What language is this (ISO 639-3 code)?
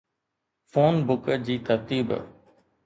snd